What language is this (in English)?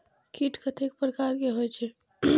Maithili